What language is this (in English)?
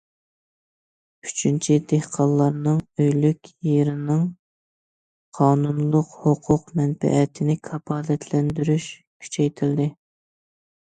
Uyghur